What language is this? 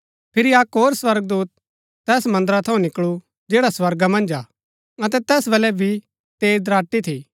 Gaddi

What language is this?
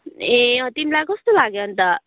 Nepali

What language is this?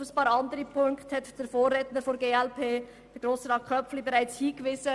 Swiss German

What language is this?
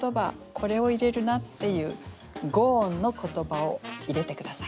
Japanese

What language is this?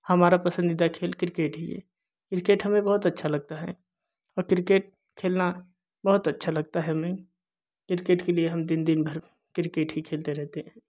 Hindi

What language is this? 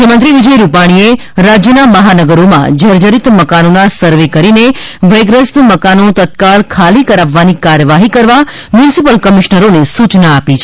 Gujarati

